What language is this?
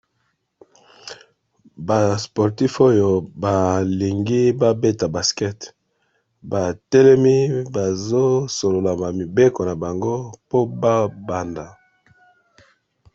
Lingala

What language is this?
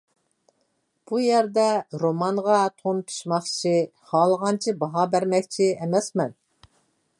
Uyghur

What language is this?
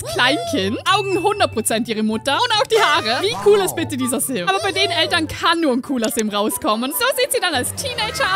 German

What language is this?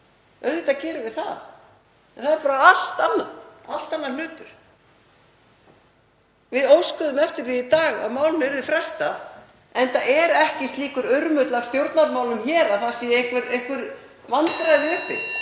Icelandic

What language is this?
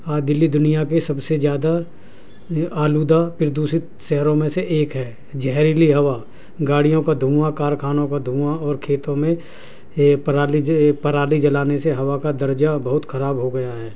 Urdu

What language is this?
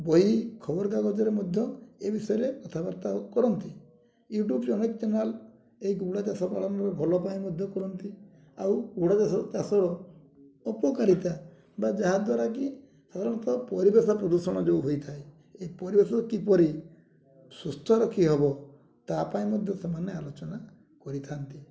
Odia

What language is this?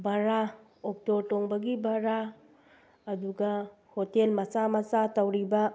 Manipuri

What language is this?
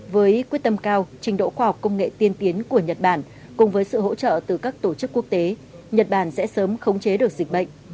Vietnamese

